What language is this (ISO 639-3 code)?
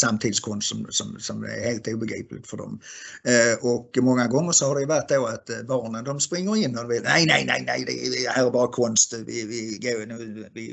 swe